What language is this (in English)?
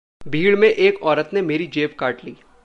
Hindi